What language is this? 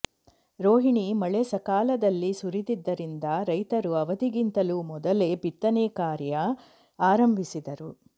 Kannada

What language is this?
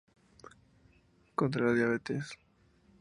Spanish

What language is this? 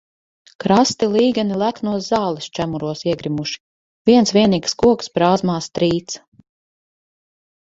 Latvian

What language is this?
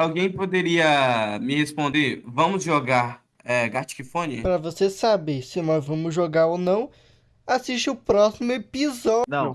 Portuguese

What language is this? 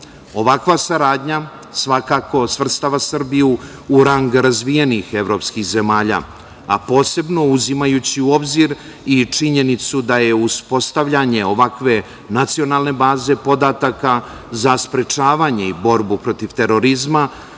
Serbian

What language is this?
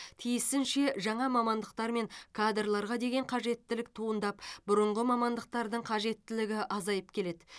Kazakh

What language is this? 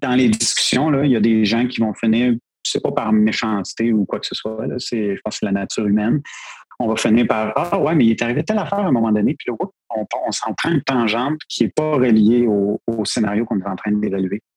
French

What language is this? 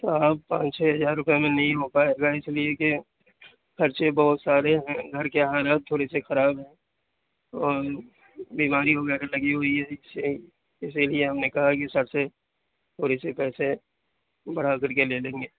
Urdu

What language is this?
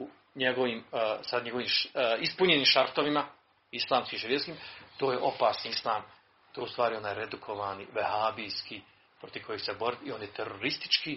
Croatian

